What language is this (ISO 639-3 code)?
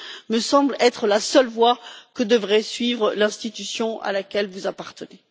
fra